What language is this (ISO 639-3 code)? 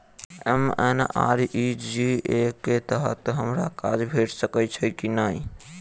mai